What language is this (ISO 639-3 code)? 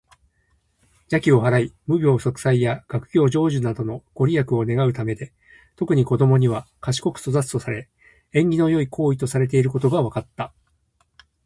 jpn